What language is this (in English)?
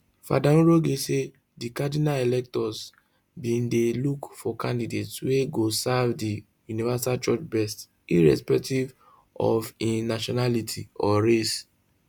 Nigerian Pidgin